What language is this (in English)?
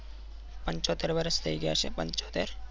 Gujarati